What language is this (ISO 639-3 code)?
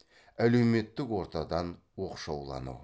kaz